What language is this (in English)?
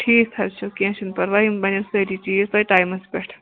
Kashmiri